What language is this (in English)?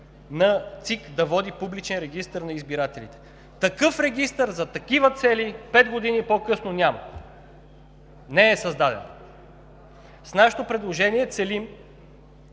Bulgarian